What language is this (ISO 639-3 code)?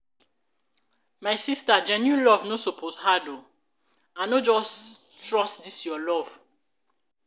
pcm